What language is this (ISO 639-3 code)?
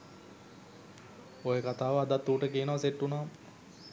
sin